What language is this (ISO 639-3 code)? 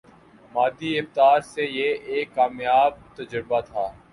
urd